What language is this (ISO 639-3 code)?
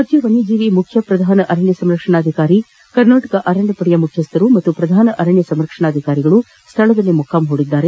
kan